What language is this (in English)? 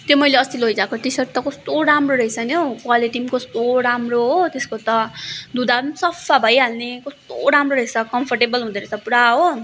Nepali